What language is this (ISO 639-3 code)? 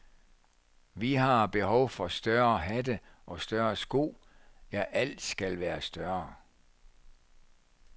dan